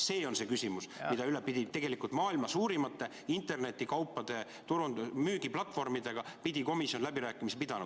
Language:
Estonian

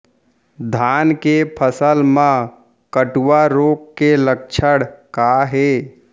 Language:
Chhattisgarhi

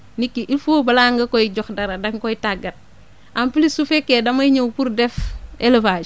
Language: Wolof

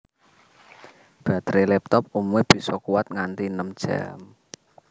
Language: Javanese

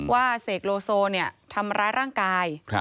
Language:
Thai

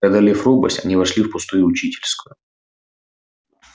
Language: Russian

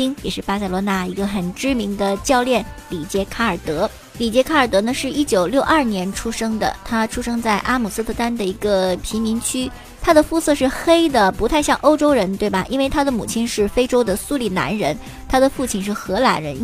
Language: Chinese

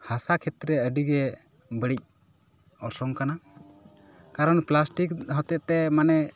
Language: Santali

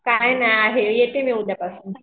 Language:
Marathi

